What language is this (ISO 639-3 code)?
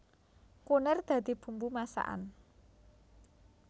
jav